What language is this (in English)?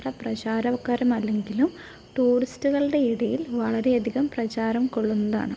Malayalam